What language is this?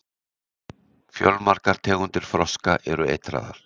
Icelandic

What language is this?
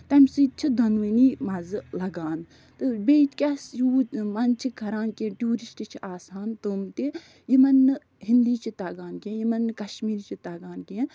Kashmiri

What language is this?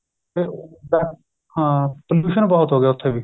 Punjabi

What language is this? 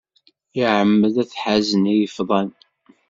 Kabyle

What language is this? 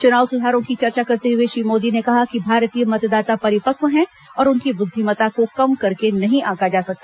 Hindi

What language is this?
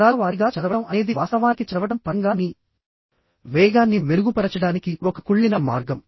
Telugu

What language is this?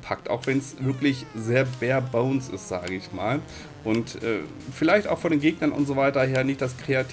German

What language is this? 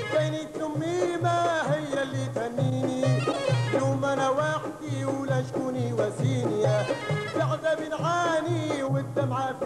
Arabic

